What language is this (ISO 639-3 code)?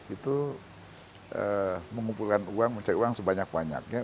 ind